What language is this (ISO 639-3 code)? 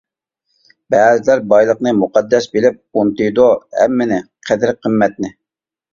uig